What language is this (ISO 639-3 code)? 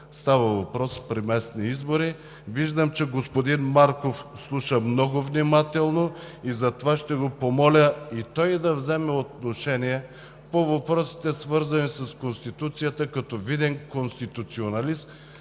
bul